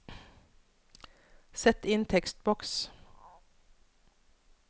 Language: Norwegian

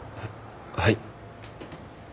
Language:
Japanese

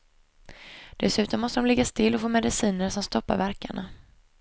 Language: Swedish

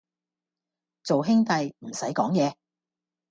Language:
Cantonese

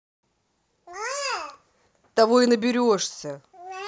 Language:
Russian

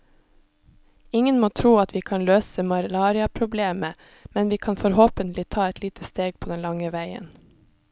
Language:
Norwegian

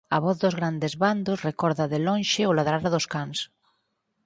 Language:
Galician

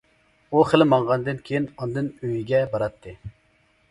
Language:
Uyghur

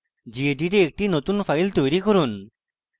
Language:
Bangla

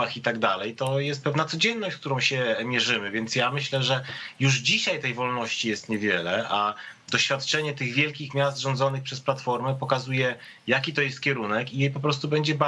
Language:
Polish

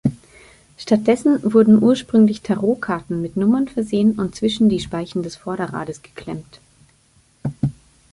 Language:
German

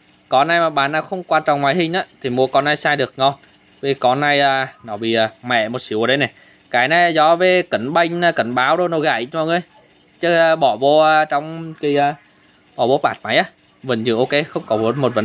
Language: Vietnamese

